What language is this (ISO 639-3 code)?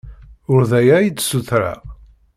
kab